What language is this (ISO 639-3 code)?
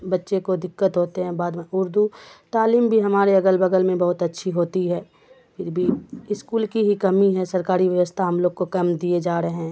urd